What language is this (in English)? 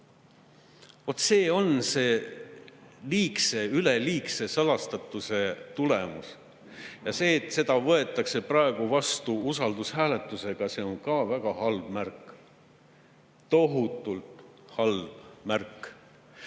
Estonian